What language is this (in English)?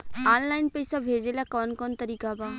Bhojpuri